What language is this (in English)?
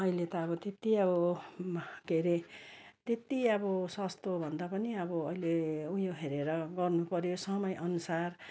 Nepali